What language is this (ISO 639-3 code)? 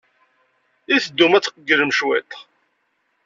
kab